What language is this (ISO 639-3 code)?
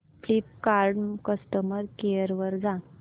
mar